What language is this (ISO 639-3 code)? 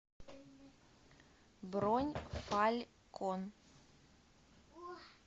rus